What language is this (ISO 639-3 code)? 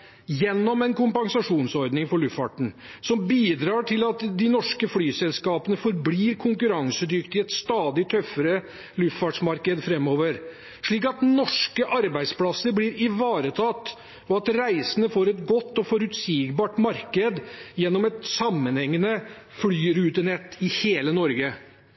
nob